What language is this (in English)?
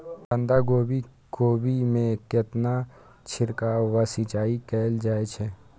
Maithili